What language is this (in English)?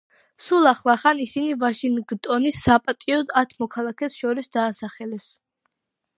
Georgian